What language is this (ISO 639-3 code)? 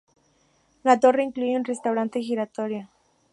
spa